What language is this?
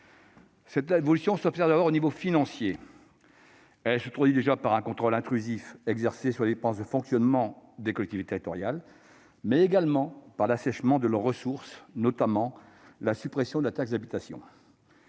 French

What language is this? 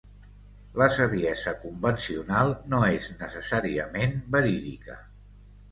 Catalan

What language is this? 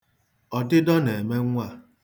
Igbo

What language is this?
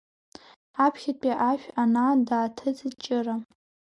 Abkhazian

